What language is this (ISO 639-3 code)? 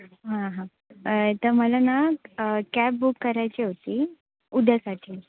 mar